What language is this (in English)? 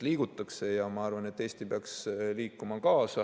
Estonian